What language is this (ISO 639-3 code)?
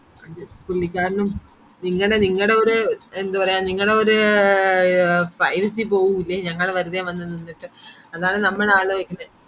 mal